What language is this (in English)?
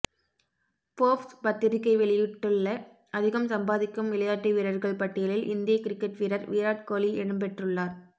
Tamil